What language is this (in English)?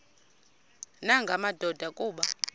Xhosa